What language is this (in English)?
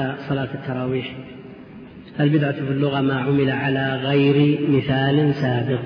Arabic